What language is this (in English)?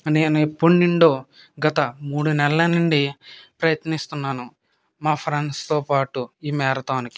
Telugu